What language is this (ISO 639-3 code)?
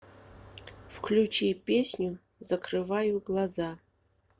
rus